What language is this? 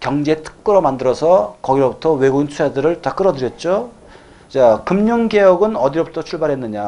Korean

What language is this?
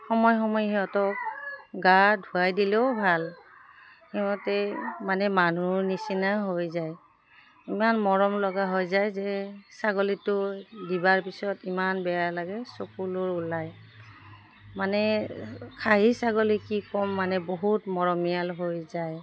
Assamese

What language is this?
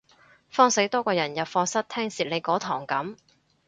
Cantonese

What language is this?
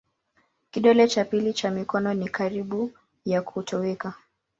Swahili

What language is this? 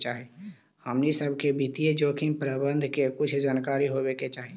Magahi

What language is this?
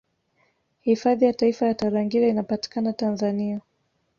Swahili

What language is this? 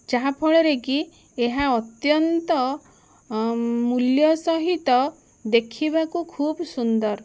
Odia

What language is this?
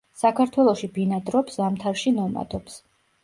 Georgian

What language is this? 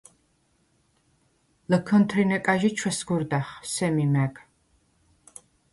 Svan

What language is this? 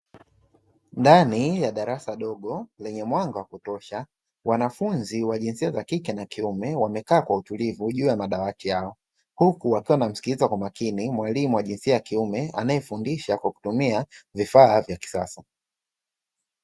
Swahili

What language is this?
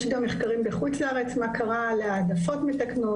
Hebrew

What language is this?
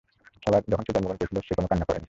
Bangla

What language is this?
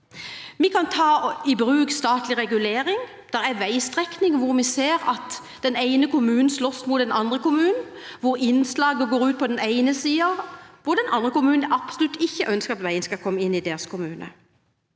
Norwegian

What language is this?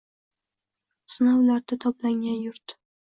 Uzbek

